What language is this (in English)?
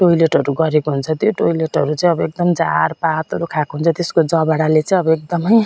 Nepali